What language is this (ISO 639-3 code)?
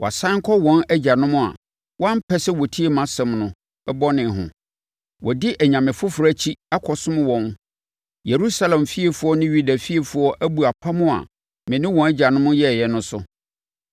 aka